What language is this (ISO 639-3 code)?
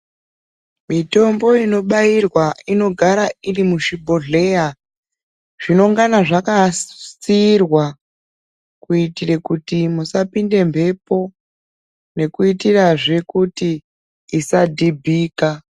ndc